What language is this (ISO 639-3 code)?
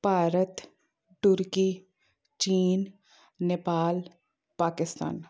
pan